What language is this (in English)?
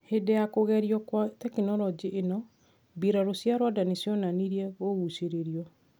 Kikuyu